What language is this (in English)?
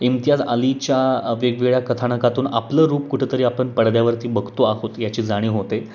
Marathi